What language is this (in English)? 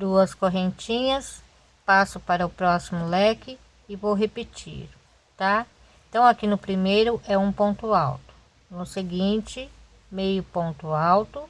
Portuguese